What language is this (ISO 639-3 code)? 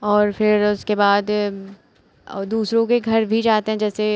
hin